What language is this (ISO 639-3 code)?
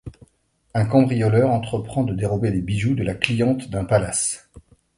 fra